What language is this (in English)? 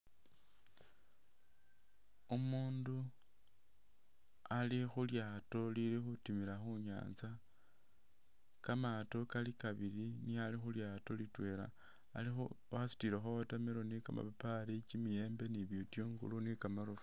Masaaba